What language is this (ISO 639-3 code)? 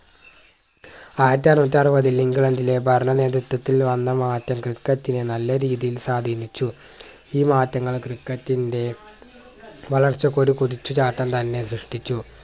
mal